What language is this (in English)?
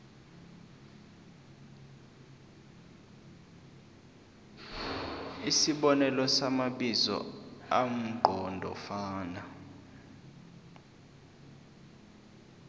South Ndebele